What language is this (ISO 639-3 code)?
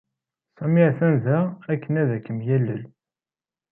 kab